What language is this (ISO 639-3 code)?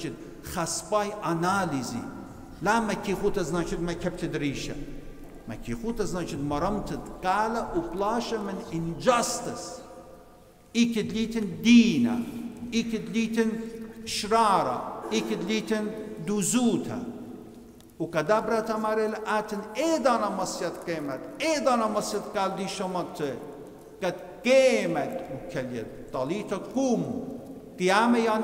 ara